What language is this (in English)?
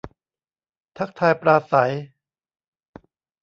Thai